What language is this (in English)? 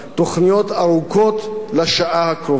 Hebrew